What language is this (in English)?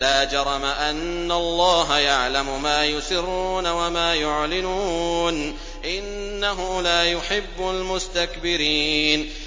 Arabic